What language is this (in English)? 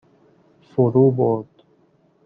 Persian